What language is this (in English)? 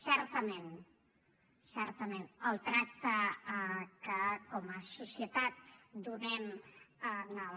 Catalan